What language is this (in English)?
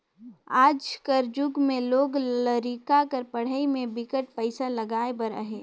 Chhattisgarhi